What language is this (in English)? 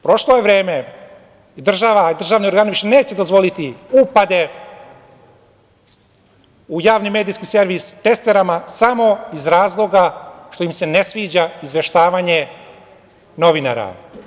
Serbian